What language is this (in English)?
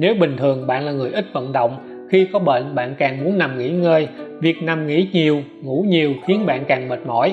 Vietnamese